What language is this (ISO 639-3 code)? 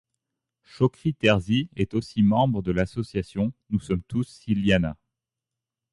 fra